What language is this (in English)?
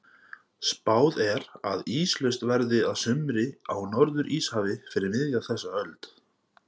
Icelandic